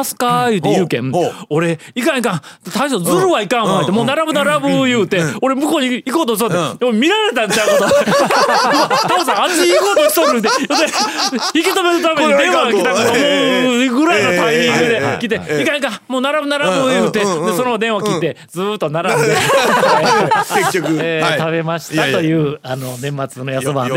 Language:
Japanese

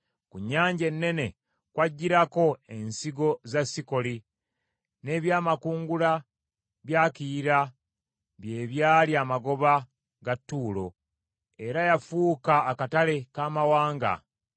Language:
Ganda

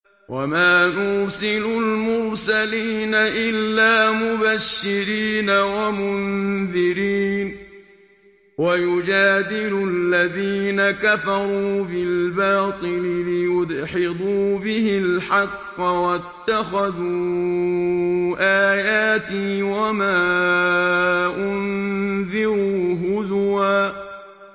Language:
Arabic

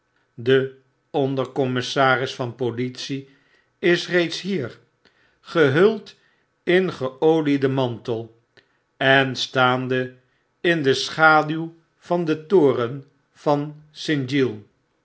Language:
Dutch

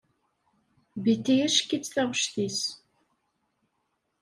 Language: Kabyle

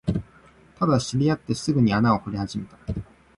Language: Japanese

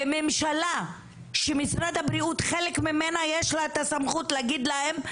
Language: Hebrew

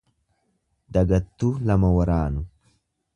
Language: Oromo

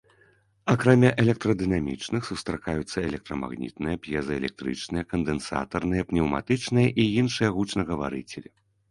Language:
Belarusian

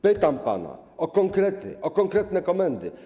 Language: Polish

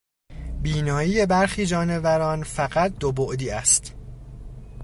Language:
Persian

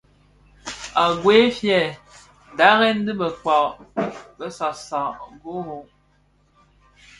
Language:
Bafia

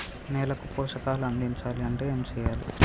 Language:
Telugu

